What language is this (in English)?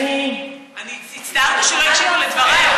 Hebrew